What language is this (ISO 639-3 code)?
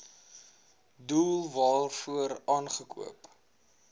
afr